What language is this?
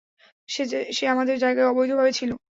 Bangla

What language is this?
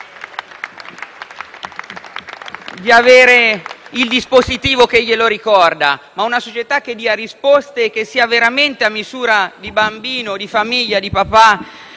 Italian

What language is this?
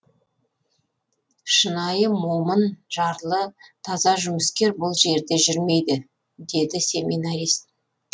Kazakh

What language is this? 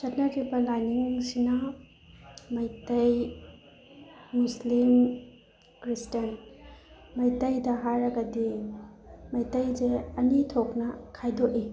Manipuri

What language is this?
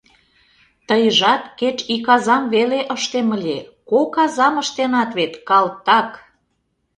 Mari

